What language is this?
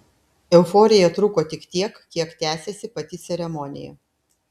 Lithuanian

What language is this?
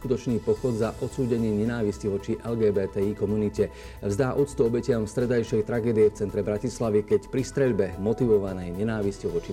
Slovak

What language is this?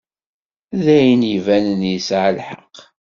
Kabyle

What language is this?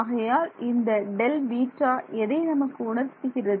Tamil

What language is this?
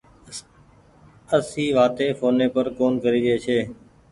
Goaria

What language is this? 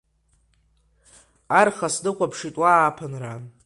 Abkhazian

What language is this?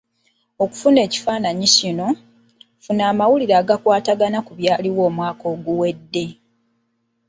Ganda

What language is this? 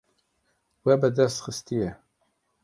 Kurdish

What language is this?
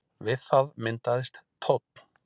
Icelandic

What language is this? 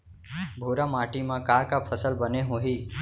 Chhattisgarhi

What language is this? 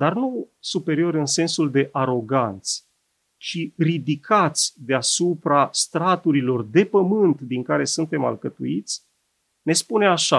Romanian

